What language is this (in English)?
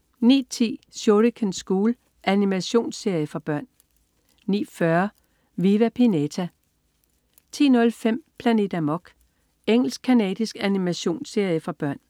Danish